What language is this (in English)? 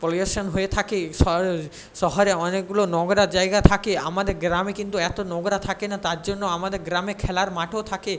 Bangla